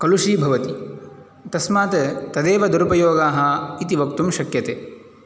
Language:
Sanskrit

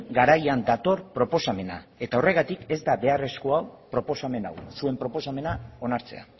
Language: Basque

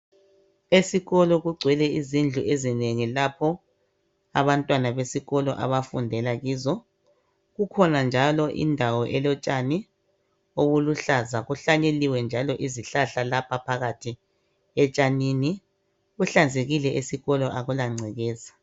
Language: North Ndebele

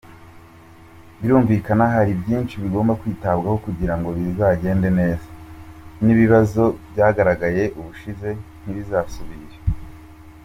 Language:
Kinyarwanda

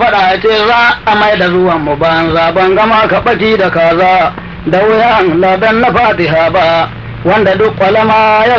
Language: Arabic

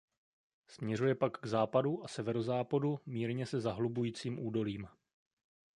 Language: Czech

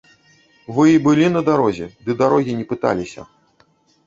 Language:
Belarusian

